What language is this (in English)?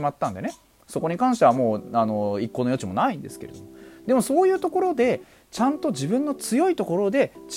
Japanese